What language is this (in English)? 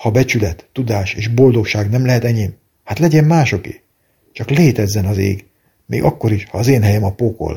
Hungarian